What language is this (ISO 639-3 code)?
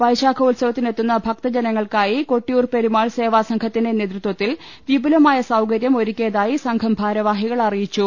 mal